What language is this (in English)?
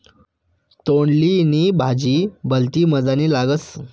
Marathi